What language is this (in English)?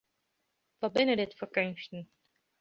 Western Frisian